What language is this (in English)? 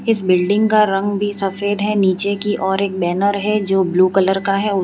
Hindi